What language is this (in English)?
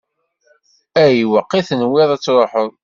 Kabyle